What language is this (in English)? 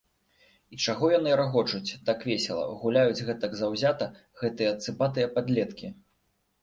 Belarusian